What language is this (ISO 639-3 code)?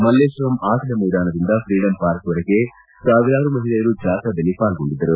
kan